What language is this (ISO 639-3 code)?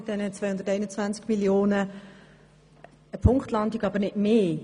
gsw